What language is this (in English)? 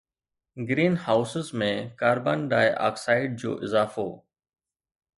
Sindhi